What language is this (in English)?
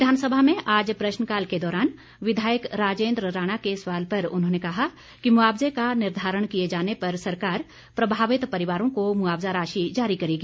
Hindi